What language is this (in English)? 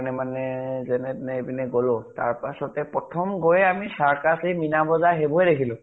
Assamese